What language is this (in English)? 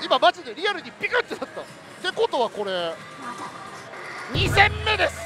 Japanese